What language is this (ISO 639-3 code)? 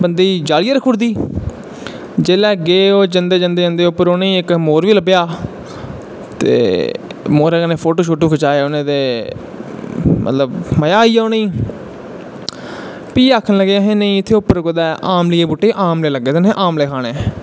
doi